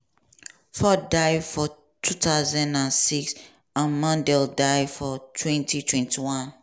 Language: Nigerian Pidgin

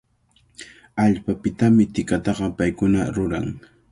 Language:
Cajatambo North Lima Quechua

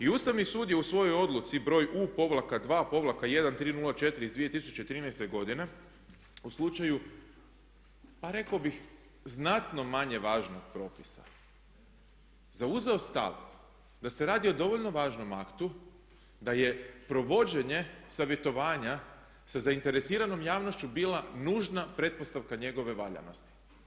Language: Croatian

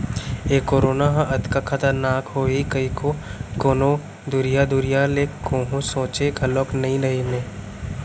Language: Chhattisgarhi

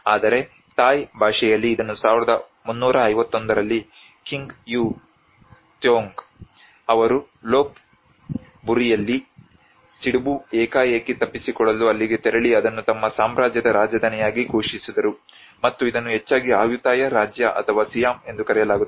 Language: Kannada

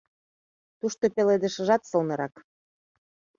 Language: Mari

